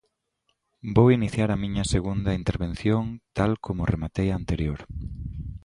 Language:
Galician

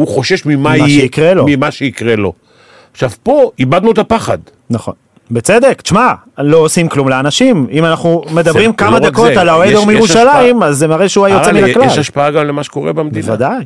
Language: Hebrew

